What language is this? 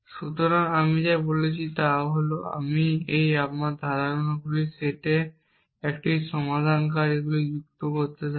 Bangla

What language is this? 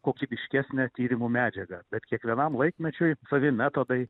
Lithuanian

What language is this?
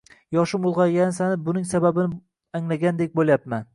Uzbek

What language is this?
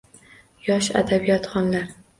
Uzbek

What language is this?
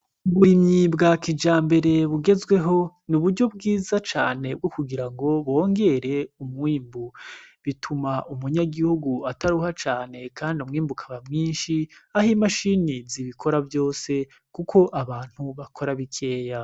Rundi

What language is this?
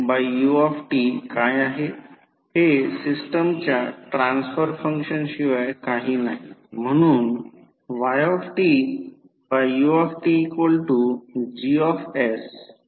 Marathi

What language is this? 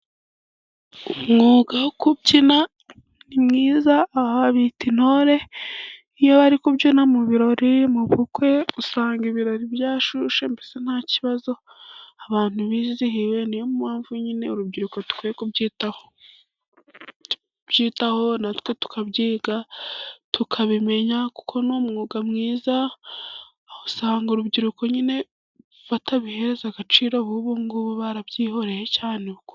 Kinyarwanda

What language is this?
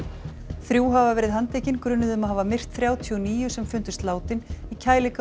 Icelandic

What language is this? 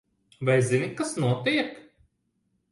Latvian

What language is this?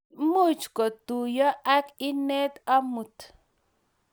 Kalenjin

